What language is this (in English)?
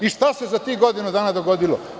Serbian